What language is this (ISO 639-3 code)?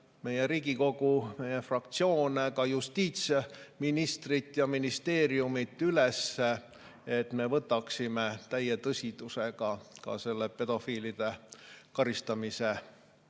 est